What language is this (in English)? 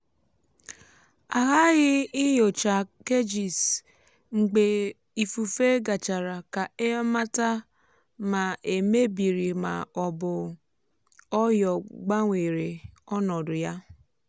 Igbo